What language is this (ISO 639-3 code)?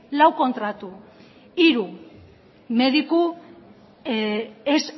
eus